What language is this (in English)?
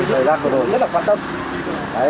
Vietnamese